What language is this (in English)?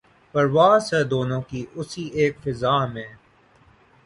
Urdu